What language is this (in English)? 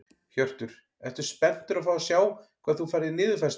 Icelandic